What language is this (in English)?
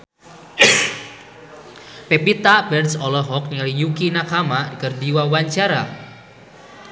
Sundanese